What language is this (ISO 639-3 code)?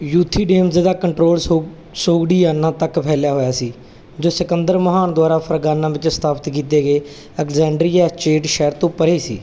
pan